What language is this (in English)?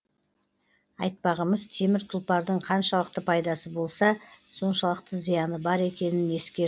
Kazakh